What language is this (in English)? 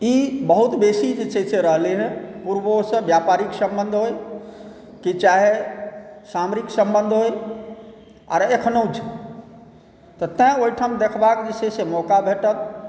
Maithili